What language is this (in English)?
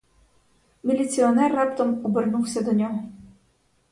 Ukrainian